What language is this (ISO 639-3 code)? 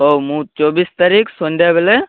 ori